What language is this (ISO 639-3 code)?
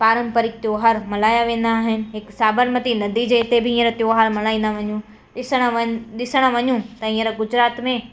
snd